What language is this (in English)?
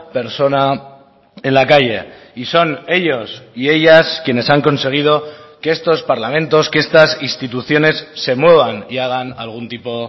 Spanish